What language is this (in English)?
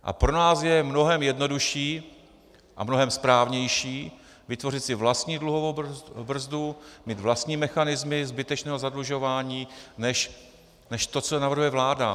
Czech